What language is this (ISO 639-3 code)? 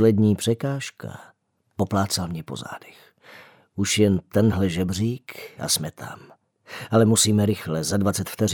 ces